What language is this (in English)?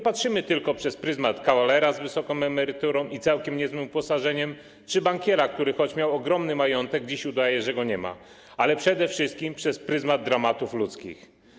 Polish